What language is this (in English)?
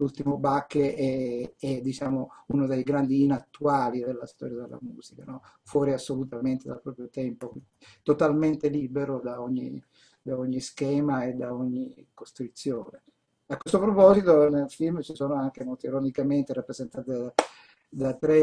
Italian